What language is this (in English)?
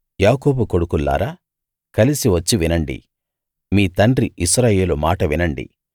Telugu